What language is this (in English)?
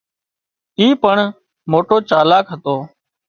Wadiyara Koli